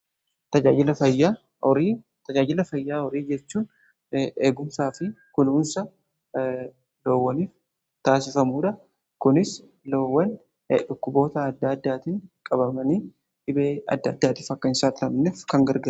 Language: Oromo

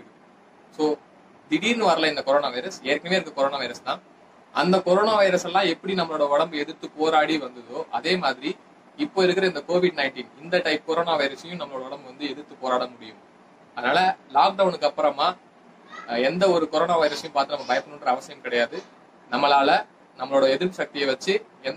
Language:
Tamil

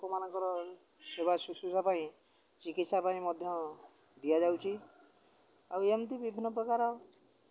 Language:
Odia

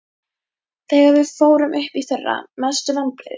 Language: Icelandic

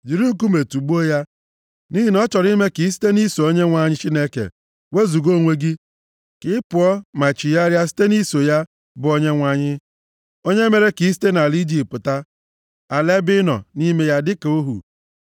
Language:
Igbo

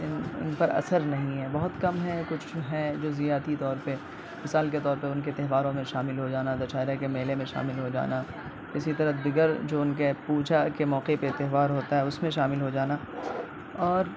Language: Urdu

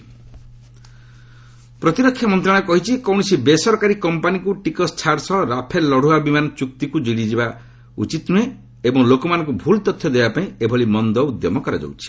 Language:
Odia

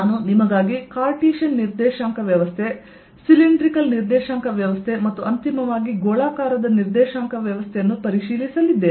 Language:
Kannada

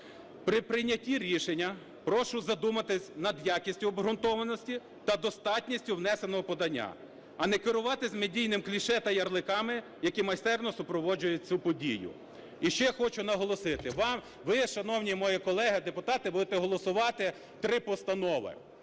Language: Ukrainian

